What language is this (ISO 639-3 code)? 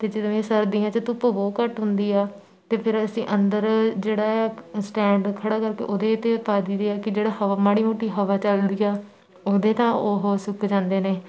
pan